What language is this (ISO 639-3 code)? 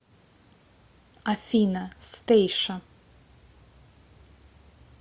rus